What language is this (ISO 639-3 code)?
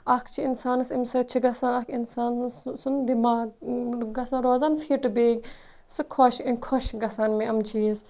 kas